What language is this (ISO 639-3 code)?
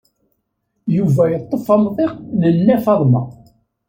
kab